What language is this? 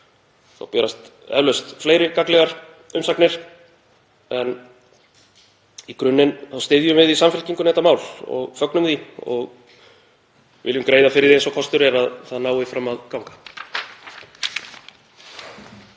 Icelandic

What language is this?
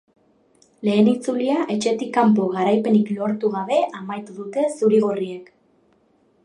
Basque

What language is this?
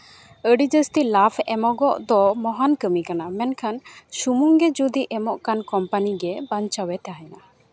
Santali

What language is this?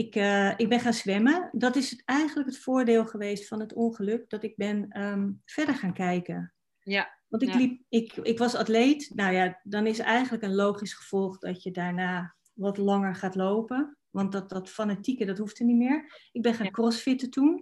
Dutch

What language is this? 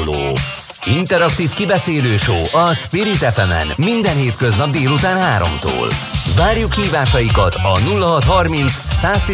Hungarian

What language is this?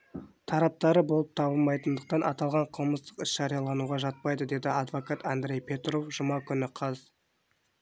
Kazakh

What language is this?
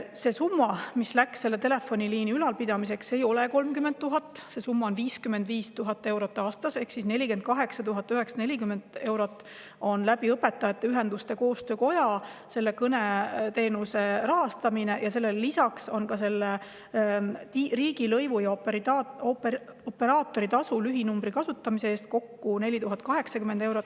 Estonian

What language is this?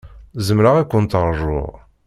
Kabyle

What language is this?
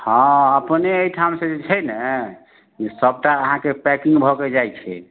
Maithili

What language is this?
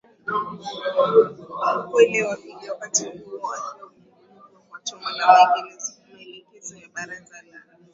Swahili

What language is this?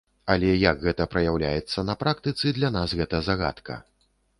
Belarusian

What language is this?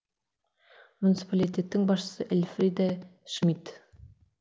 Kazakh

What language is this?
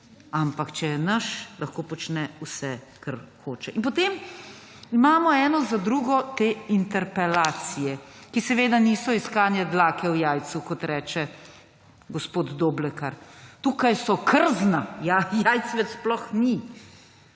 Slovenian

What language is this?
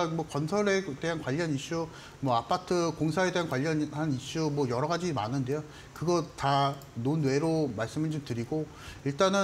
Korean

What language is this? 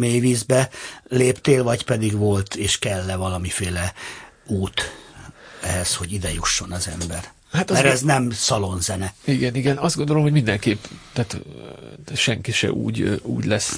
Hungarian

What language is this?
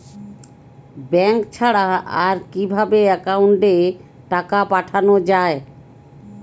Bangla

